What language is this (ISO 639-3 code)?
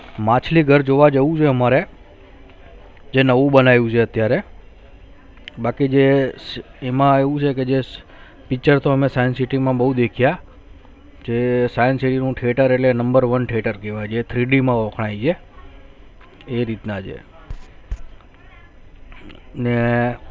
guj